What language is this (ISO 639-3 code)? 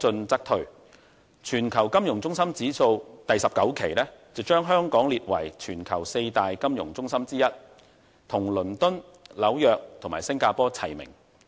yue